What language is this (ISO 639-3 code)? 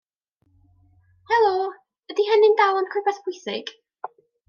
cym